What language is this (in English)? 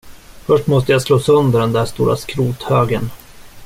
Swedish